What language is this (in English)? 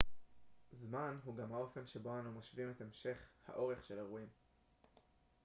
Hebrew